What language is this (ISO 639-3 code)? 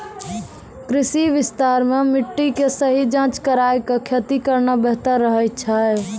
mai